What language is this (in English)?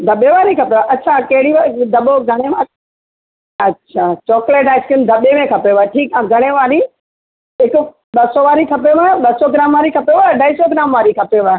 Sindhi